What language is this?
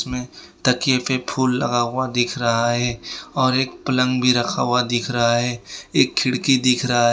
Hindi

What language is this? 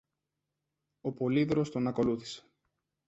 Greek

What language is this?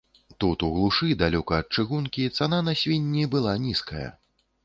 Belarusian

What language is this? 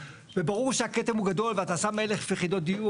Hebrew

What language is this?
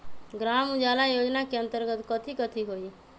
Magahi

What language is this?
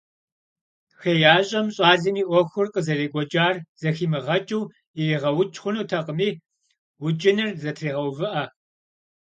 Kabardian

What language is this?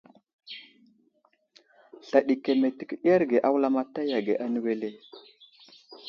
Wuzlam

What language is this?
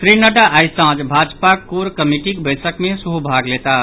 Maithili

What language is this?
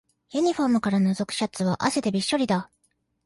Japanese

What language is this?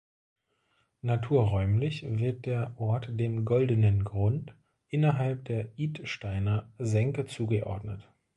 German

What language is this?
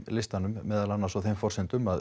Icelandic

